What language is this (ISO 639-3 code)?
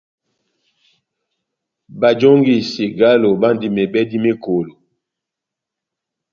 bnm